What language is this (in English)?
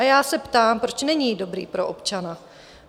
Czech